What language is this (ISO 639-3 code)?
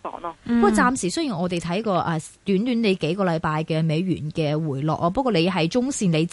zho